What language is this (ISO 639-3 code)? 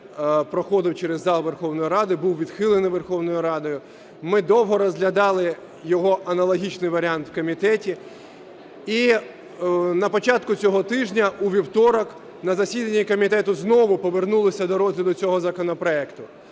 ukr